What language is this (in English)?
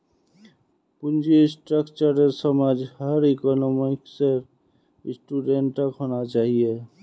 Magahi